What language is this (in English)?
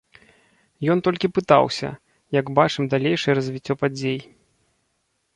Belarusian